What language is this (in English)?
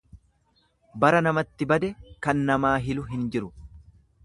Oromo